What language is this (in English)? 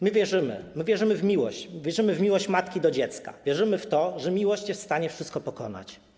Polish